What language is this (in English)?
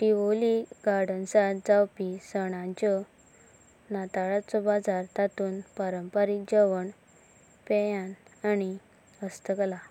Konkani